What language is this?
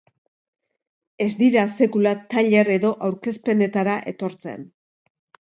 Basque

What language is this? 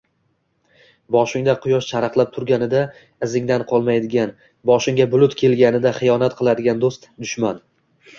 Uzbek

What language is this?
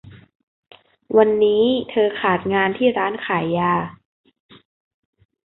Thai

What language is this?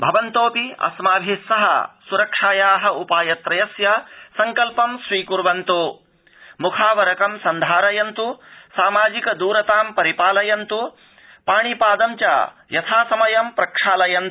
Sanskrit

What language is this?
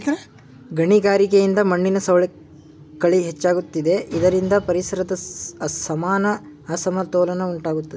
Kannada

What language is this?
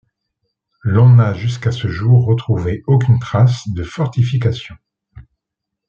French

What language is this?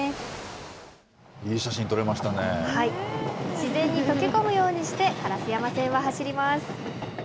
Japanese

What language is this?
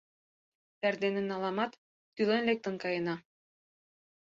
Mari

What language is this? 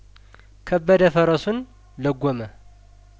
Amharic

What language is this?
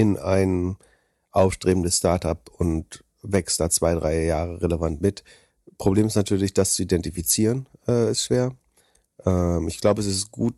German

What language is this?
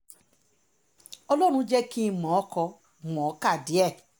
Yoruba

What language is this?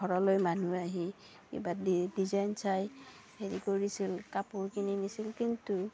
Assamese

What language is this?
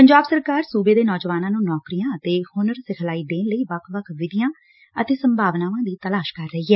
Punjabi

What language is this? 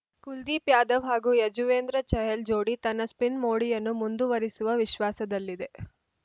Kannada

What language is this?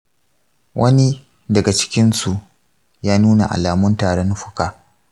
Hausa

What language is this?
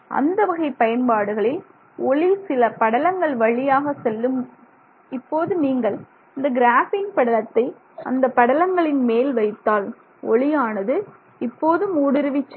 Tamil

